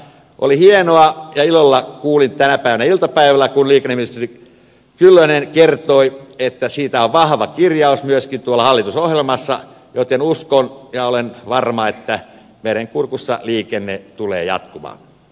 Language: Finnish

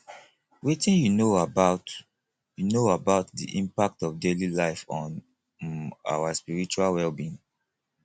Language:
Nigerian Pidgin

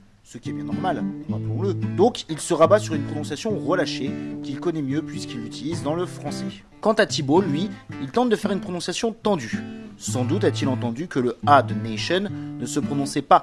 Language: French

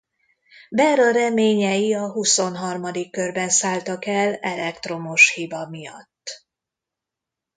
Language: Hungarian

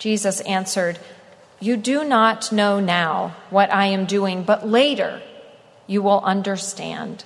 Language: English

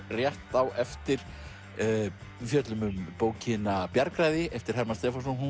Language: Icelandic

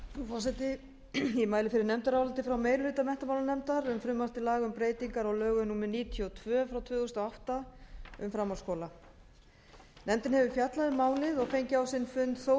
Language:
Icelandic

